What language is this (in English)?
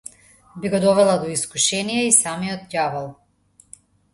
Macedonian